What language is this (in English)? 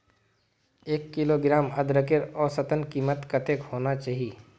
Magahi